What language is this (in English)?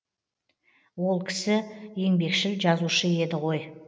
Kazakh